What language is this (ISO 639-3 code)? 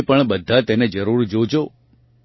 guj